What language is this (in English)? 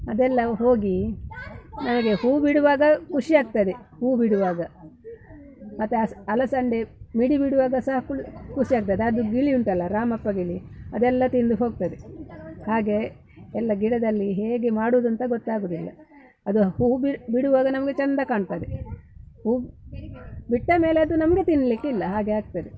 Kannada